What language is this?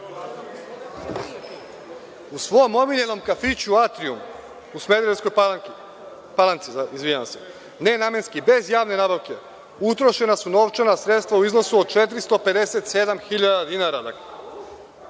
Serbian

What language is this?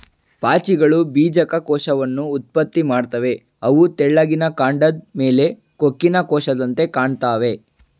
Kannada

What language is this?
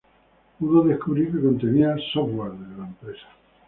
Spanish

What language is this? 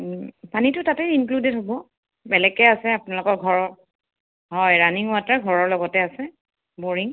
Assamese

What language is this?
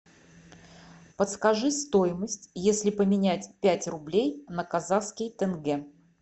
Russian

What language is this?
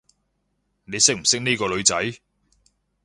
Cantonese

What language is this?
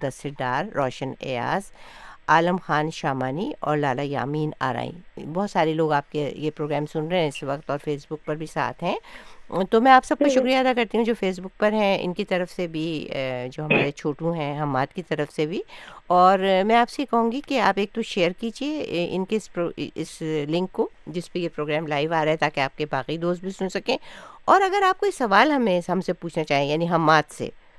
Urdu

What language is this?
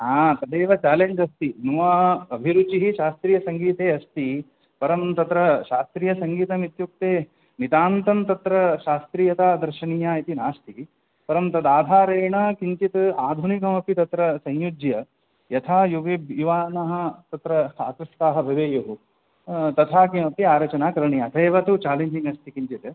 Sanskrit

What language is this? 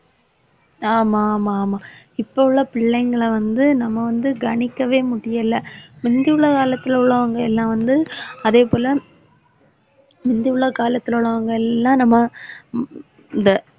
Tamil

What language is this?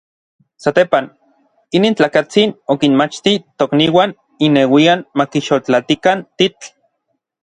Orizaba Nahuatl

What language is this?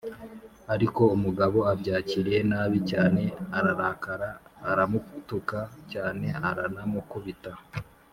Kinyarwanda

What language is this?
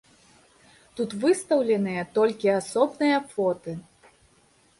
Belarusian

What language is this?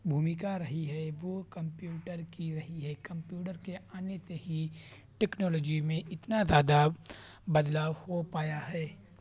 Urdu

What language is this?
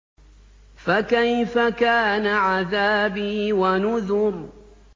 Arabic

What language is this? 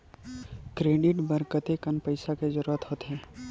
Chhattisgarhi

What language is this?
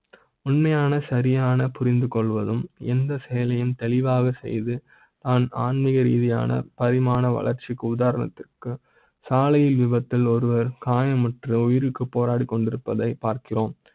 Tamil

